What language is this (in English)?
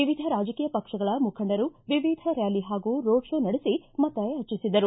Kannada